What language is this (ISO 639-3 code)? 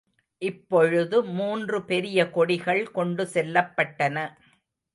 tam